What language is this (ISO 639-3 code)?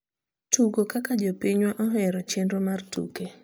luo